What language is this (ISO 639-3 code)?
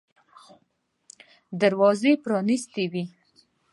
pus